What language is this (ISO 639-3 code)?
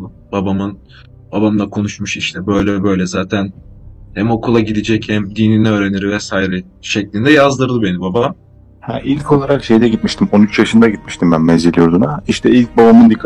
tur